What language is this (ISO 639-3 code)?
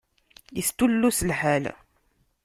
kab